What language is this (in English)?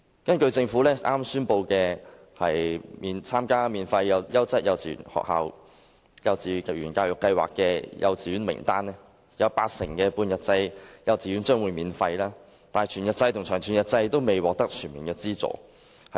Cantonese